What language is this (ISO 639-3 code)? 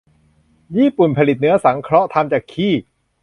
tha